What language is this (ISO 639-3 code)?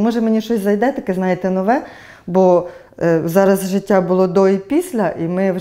ukr